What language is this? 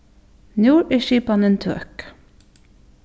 Faroese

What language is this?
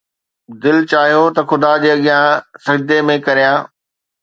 Sindhi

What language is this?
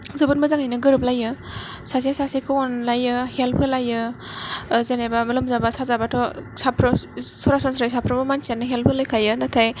Bodo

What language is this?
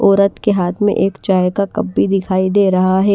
Hindi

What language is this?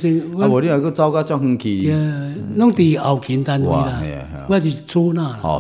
Chinese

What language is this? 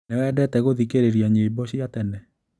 Kikuyu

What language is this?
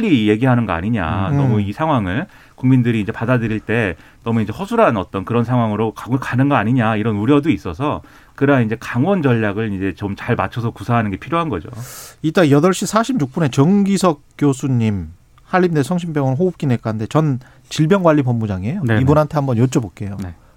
Korean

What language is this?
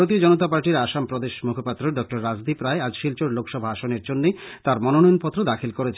Bangla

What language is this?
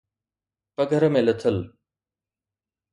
Sindhi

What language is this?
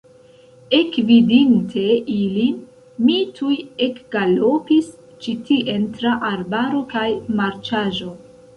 Esperanto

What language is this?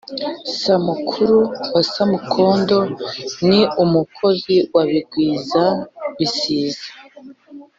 Kinyarwanda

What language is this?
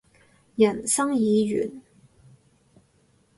Cantonese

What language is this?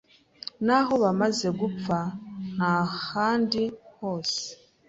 Kinyarwanda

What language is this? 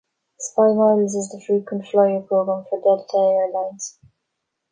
English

